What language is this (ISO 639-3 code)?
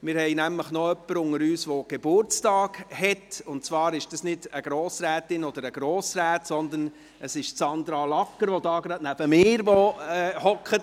gsw